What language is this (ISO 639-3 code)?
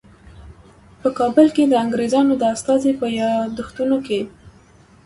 pus